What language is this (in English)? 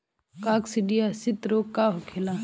Bhojpuri